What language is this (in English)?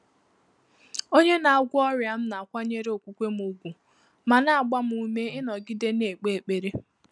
Igbo